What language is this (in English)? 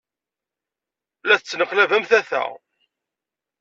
Kabyle